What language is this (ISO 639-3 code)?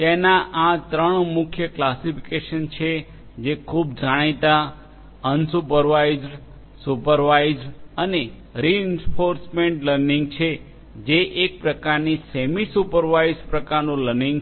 guj